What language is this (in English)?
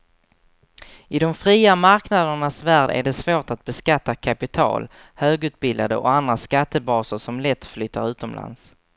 Swedish